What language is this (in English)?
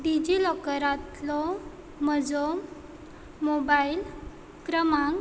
Konkani